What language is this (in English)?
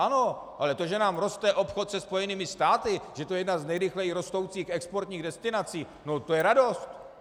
Czech